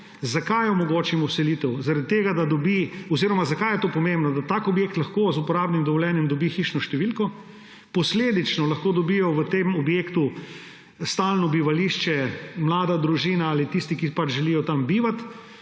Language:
Slovenian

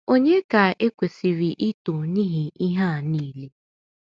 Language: Igbo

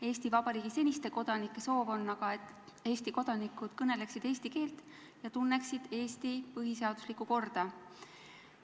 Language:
Estonian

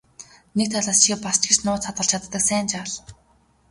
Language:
Mongolian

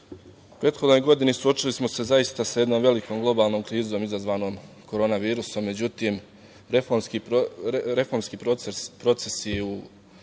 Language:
Serbian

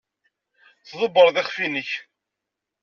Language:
Kabyle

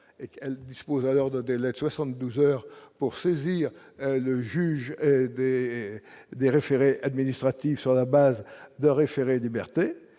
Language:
French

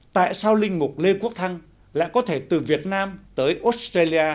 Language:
Vietnamese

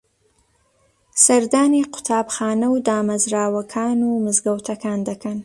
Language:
Central Kurdish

